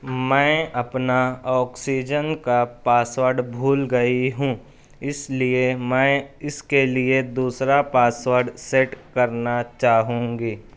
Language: Urdu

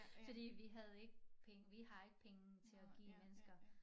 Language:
Danish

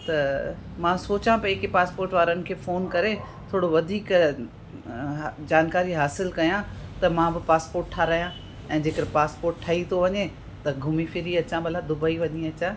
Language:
Sindhi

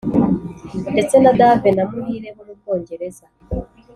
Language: Kinyarwanda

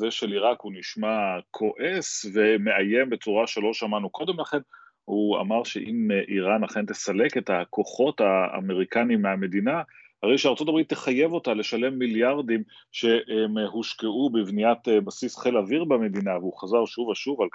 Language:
Hebrew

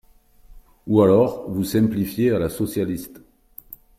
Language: French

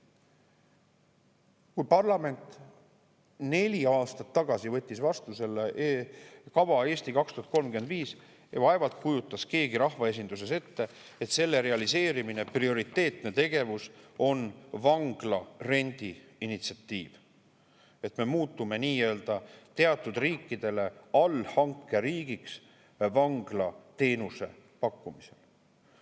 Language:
Estonian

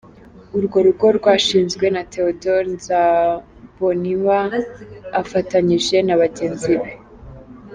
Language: Kinyarwanda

